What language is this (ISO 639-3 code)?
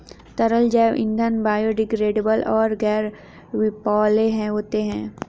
hin